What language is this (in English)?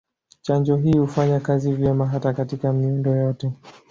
Swahili